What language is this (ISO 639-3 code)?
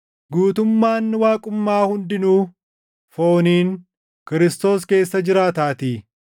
orm